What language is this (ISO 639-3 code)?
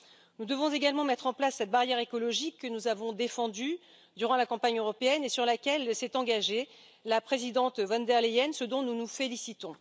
fra